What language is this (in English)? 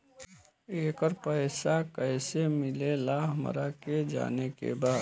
Bhojpuri